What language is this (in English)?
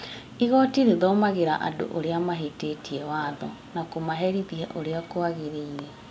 Kikuyu